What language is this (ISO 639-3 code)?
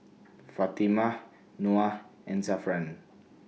eng